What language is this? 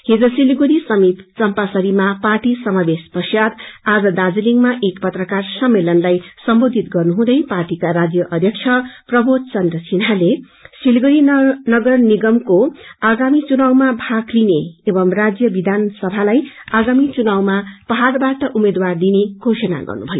Nepali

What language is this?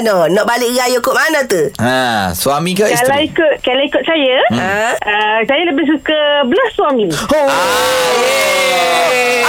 Malay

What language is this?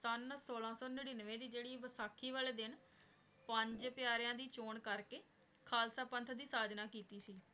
Punjabi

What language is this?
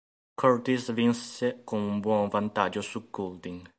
Italian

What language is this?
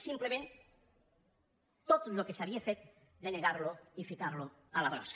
Catalan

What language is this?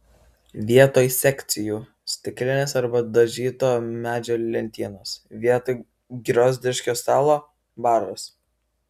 Lithuanian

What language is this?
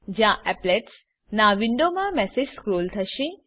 Gujarati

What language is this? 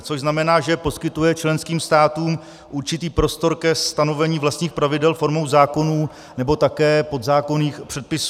Czech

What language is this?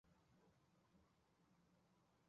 Chinese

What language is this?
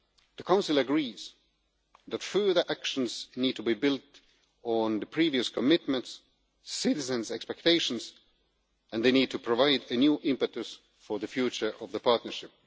English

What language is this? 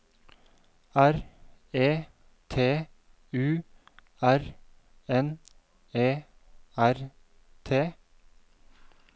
Norwegian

